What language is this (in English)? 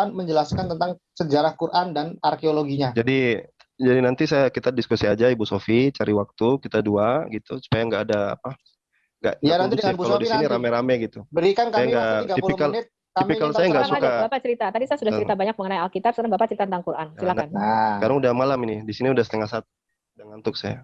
Indonesian